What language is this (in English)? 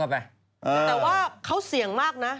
Thai